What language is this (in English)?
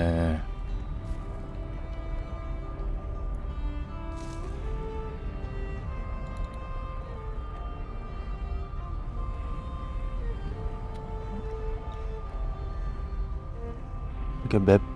Korean